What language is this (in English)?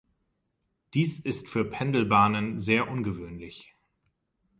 German